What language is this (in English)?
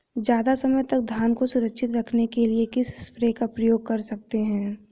Hindi